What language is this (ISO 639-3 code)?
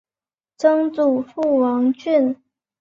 zho